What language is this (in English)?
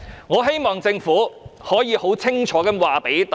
Cantonese